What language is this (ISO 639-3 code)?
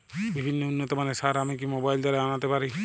ben